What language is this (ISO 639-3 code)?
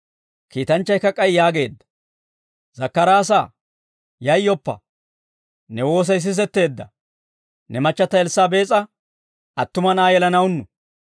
dwr